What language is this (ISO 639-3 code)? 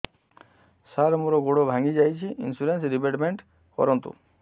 ori